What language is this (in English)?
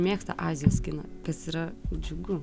Lithuanian